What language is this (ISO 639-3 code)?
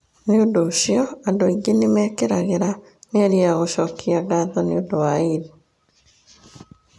kik